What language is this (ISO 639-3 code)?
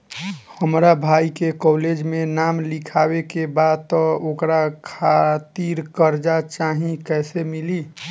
bho